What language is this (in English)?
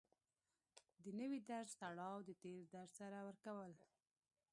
Pashto